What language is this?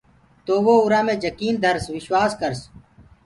Gurgula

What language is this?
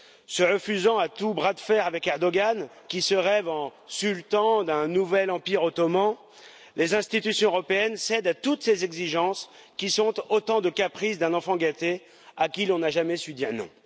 French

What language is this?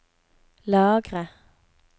Norwegian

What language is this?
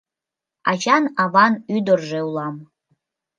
Mari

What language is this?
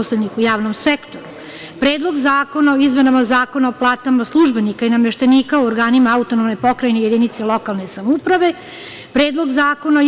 Serbian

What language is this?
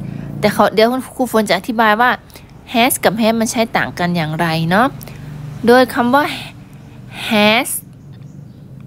Thai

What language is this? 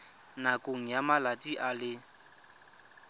Tswana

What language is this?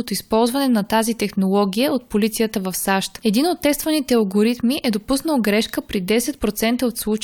Bulgarian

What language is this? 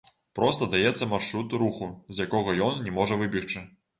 Belarusian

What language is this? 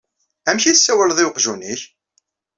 Kabyle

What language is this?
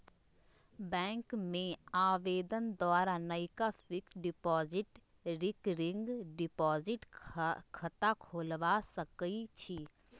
Magahi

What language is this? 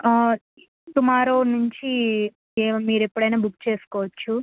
Telugu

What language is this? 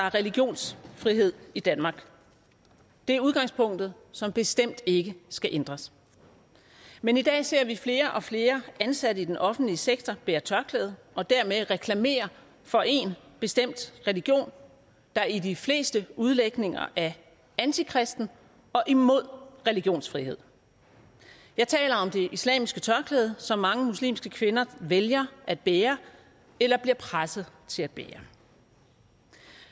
Danish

